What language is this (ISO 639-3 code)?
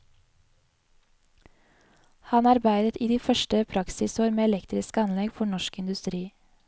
nor